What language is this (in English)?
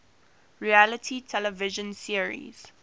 English